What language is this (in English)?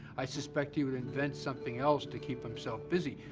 English